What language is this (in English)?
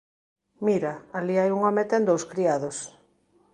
Galician